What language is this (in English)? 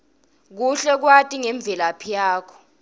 Swati